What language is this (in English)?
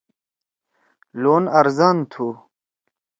Torwali